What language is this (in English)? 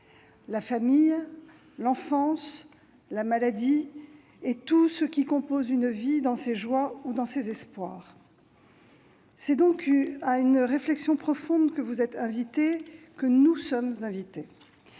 French